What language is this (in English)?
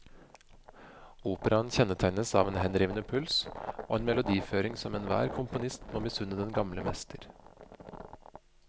Norwegian